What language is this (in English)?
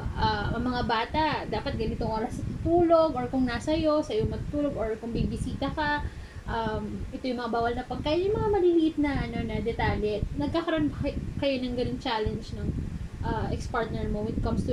Filipino